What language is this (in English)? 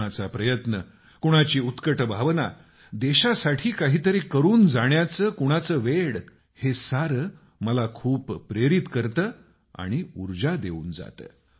Marathi